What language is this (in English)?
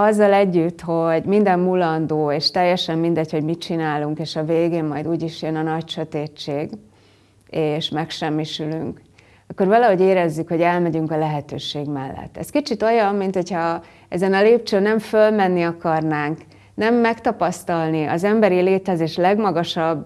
Hungarian